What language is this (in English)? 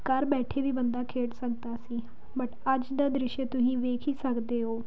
Punjabi